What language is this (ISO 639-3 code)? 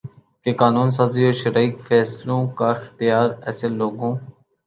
urd